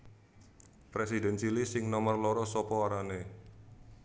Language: Javanese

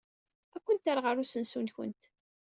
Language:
Kabyle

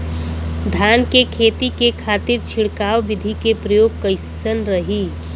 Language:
Bhojpuri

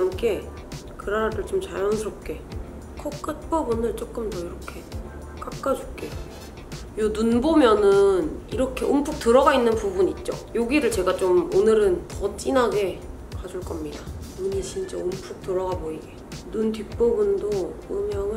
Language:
Korean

